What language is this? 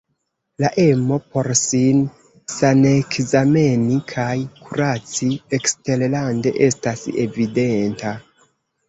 Esperanto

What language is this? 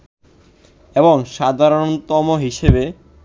Bangla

